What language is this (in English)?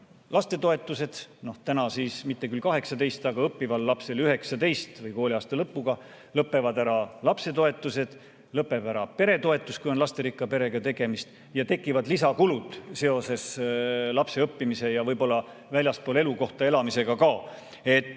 Estonian